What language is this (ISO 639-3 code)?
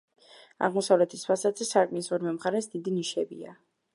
kat